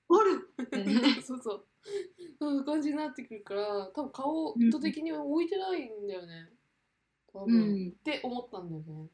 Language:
Japanese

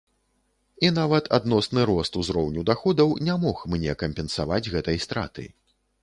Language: Belarusian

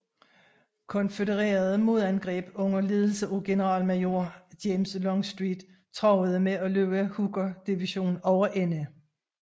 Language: Danish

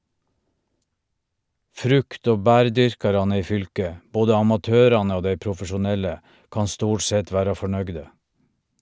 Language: Norwegian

